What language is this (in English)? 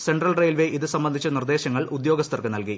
Malayalam